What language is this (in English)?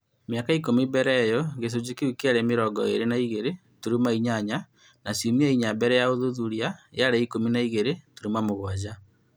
Kikuyu